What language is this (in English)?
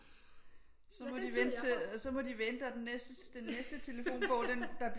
Danish